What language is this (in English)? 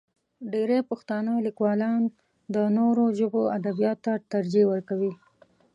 Pashto